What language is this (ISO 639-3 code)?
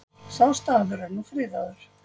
isl